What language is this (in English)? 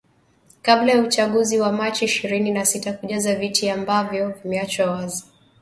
Swahili